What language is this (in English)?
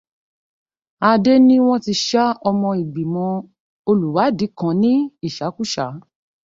Yoruba